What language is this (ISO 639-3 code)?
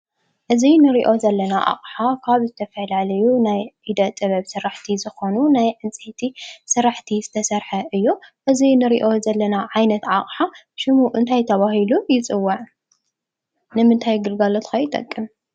tir